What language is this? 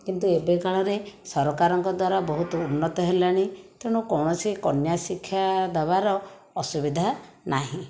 Odia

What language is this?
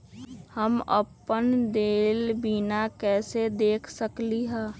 Magahi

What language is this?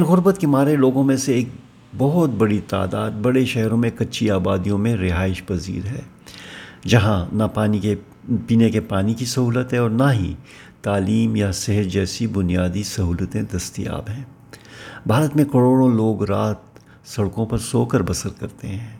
Urdu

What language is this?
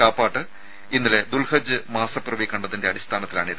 Malayalam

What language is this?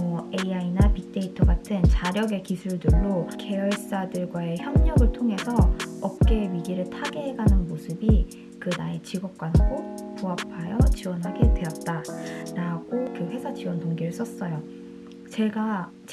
Korean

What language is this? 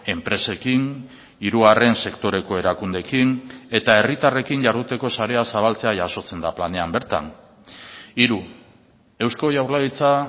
Basque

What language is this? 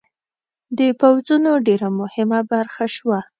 Pashto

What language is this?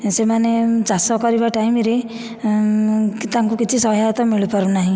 Odia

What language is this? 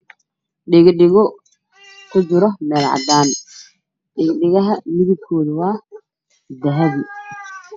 Somali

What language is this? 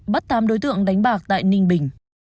Vietnamese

